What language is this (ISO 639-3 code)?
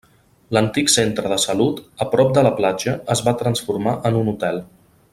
cat